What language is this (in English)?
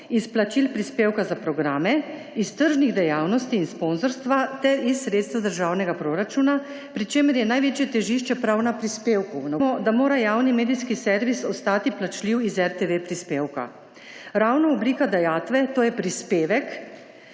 Slovenian